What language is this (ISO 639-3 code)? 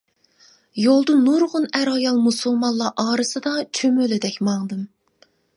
uig